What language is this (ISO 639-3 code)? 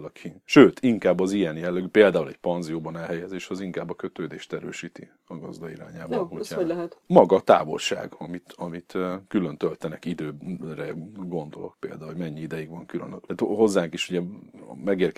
hun